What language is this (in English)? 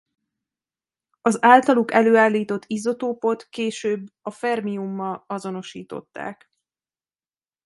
Hungarian